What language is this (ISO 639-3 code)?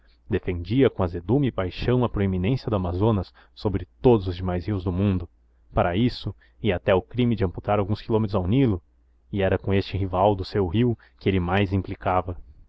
por